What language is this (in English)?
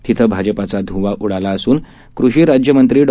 Marathi